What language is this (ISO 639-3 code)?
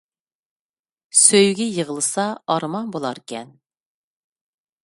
uig